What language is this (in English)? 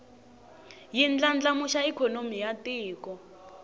Tsonga